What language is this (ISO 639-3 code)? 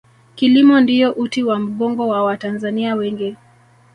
swa